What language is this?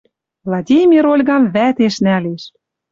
Western Mari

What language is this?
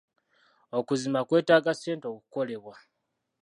Ganda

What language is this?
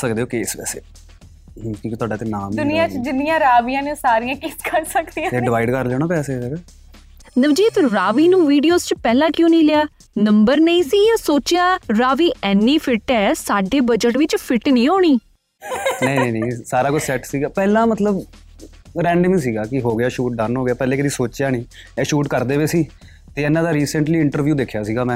Punjabi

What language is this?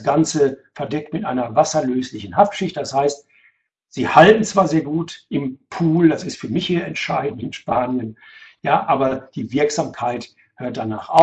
German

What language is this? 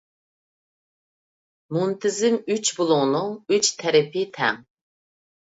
Uyghur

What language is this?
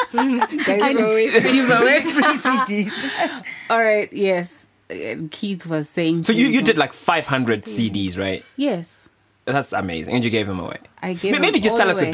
English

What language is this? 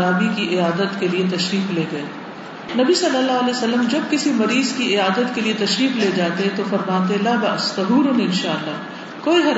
Urdu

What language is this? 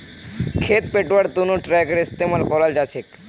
Magahi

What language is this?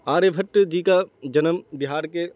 Urdu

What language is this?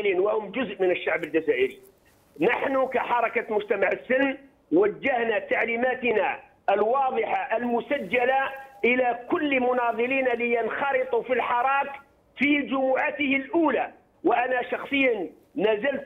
Arabic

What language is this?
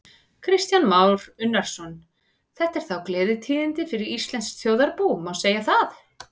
Icelandic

